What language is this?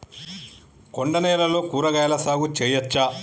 Telugu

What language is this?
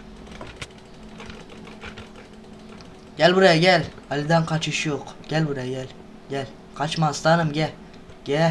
Turkish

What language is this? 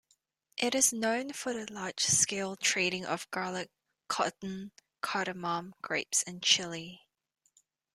English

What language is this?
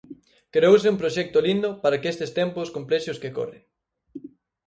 Galician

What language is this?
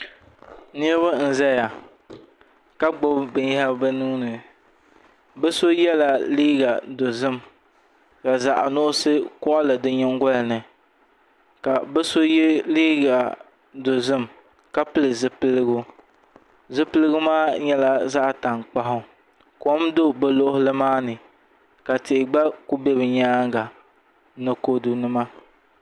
Dagbani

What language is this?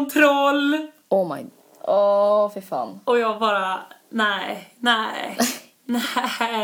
Swedish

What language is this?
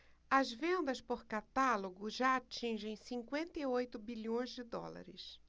Portuguese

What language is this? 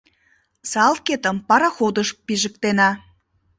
Mari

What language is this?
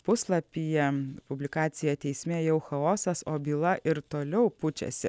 Lithuanian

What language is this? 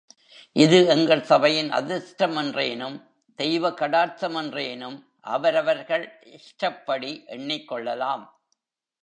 Tamil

